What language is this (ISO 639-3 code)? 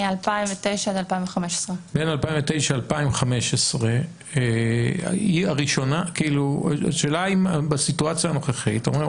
heb